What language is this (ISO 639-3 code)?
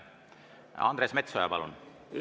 est